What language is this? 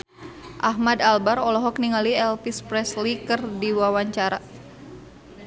Sundanese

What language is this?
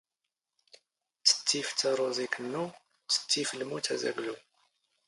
Standard Moroccan Tamazight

